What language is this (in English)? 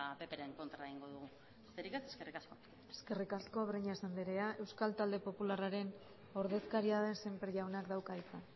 Basque